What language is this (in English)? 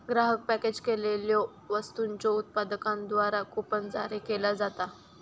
Marathi